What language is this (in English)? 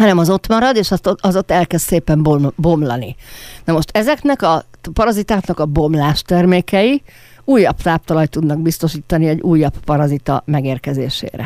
Hungarian